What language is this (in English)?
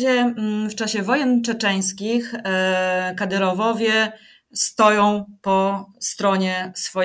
Polish